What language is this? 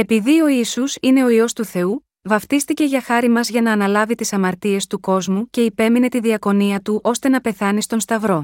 Greek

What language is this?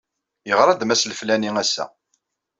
Kabyle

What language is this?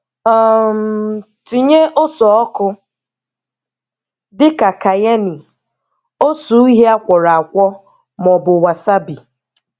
Igbo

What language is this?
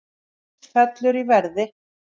Icelandic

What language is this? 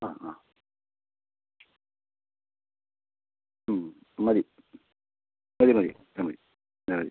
Malayalam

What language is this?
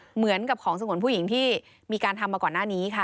Thai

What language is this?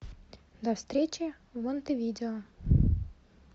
Russian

